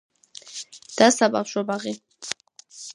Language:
Georgian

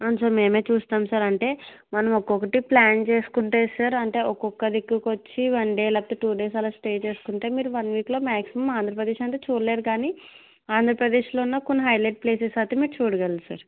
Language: Telugu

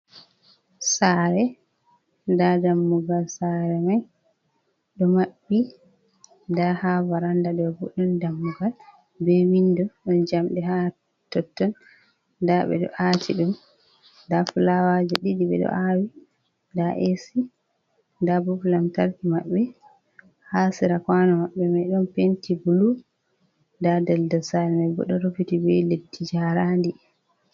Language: Fula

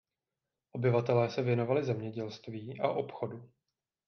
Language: Czech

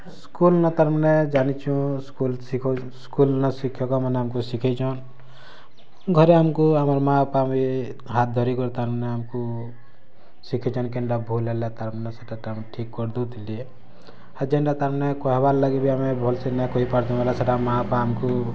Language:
Odia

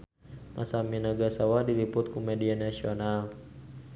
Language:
Sundanese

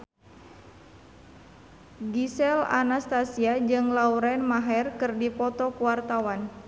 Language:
Sundanese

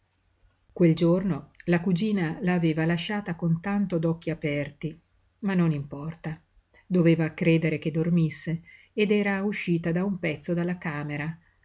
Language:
Italian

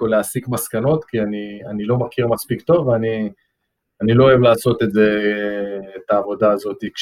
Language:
Hebrew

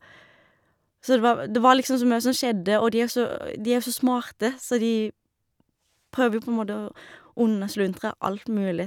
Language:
Norwegian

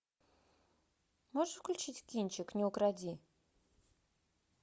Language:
Russian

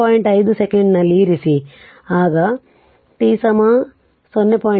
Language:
Kannada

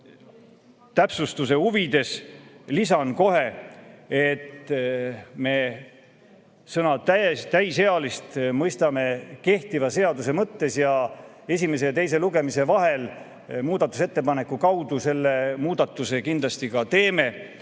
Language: Estonian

